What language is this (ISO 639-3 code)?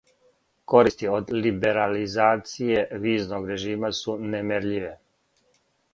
srp